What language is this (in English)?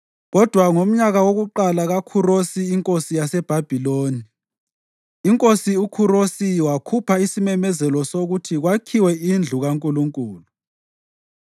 North Ndebele